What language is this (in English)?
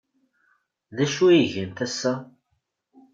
Kabyle